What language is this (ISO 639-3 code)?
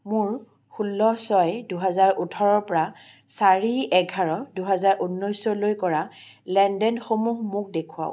asm